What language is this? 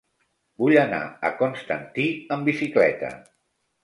Catalan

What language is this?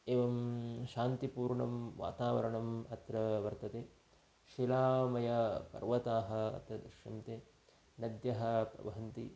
Sanskrit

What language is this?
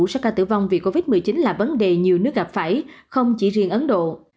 Vietnamese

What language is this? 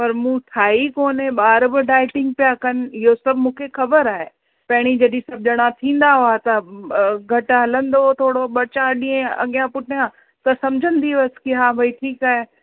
Sindhi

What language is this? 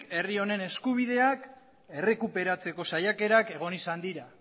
Basque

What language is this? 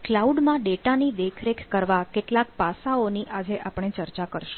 Gujarati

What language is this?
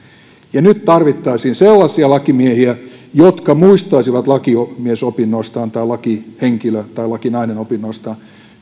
Finnish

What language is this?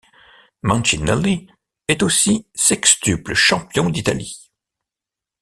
French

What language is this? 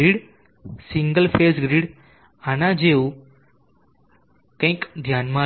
Gujarati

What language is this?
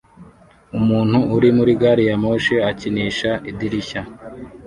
Kinyarwanda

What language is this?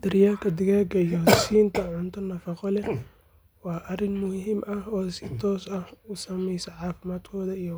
Somali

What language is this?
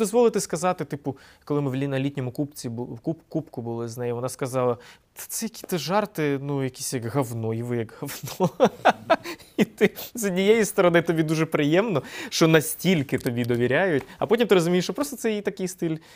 Ukrainian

